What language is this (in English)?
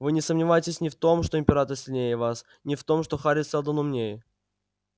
Russian